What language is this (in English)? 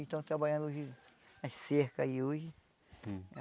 Portuguese